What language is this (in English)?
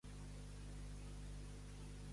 Catalan